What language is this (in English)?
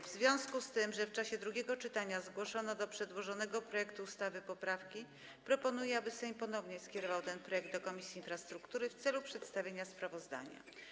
Polish